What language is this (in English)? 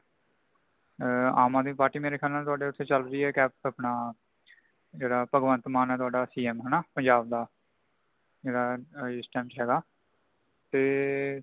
Punjabi